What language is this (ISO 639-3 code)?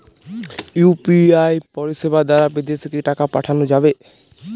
ben